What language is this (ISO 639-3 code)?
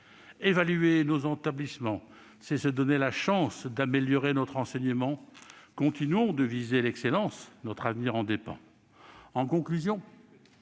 fra